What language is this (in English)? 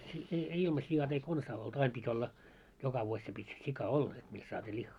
Finnish